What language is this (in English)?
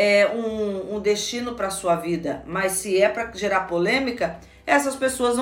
Portuguese